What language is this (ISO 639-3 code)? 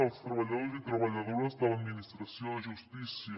cat